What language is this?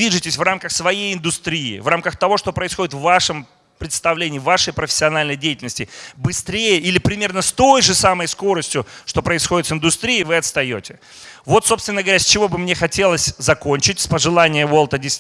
Russian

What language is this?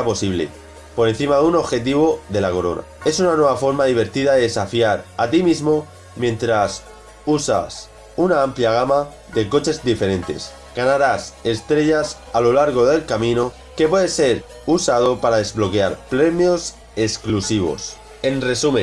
Spanish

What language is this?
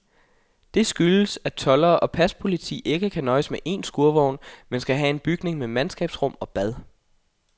Danish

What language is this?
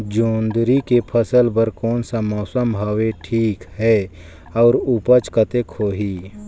Chhattisgarhi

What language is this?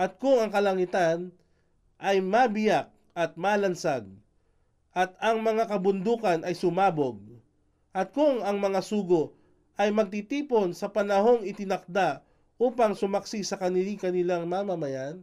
Filipino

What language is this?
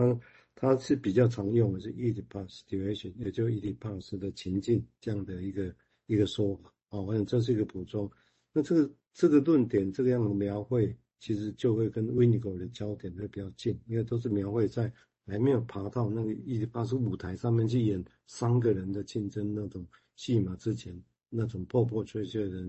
Chinese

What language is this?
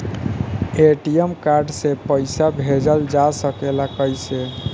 Bhojpuri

